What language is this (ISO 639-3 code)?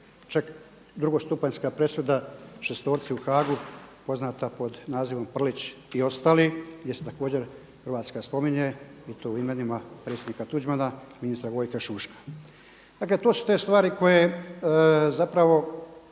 hrv